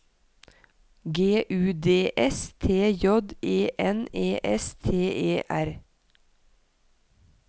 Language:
Norwegian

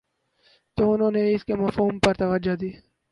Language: Urdu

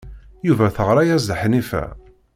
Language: Kabyle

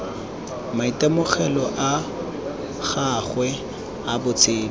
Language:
Tswana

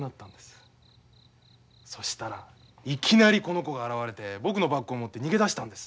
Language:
Japanese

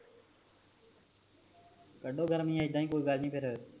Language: Punjabi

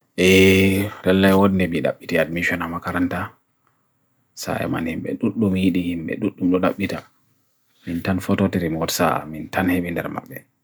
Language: Bagirmi Fulfulde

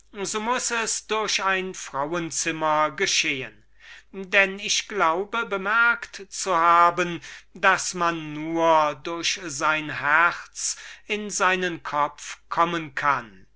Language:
German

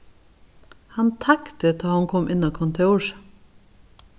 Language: Faroese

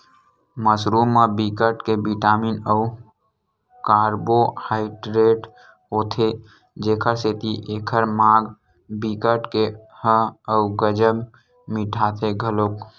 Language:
Chhattisgarhi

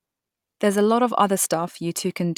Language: English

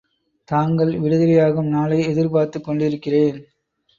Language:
Tamil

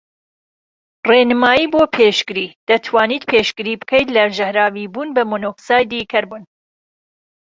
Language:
Central Kurdish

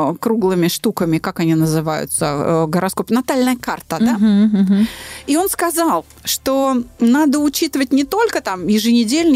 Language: Russian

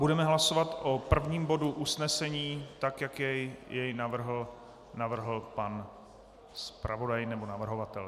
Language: Czech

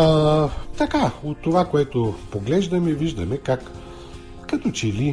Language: Bulgarian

